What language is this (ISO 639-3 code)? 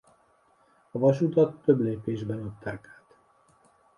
hun